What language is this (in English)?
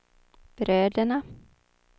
Swedish